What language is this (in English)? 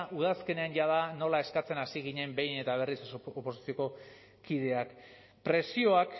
Basque